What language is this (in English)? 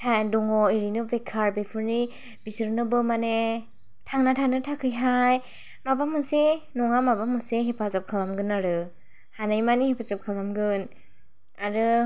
Bodo